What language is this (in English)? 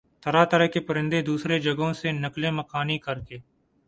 Urdu